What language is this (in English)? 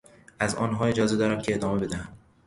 Persian